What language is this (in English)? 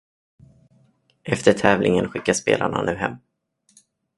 Swedish